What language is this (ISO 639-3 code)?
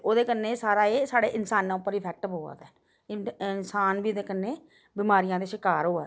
doi